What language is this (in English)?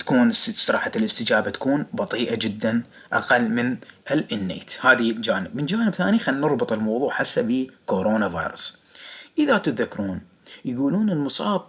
Arabic